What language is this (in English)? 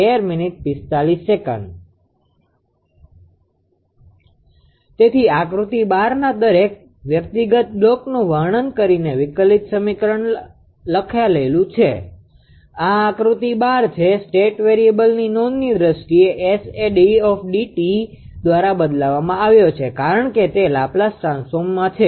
Gujarati